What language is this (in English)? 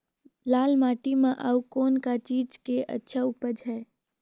Chhattisgarhi